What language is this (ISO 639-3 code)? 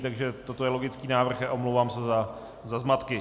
ces